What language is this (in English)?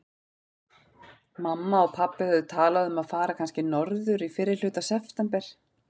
Icelandic